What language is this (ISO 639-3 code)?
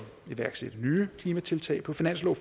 dan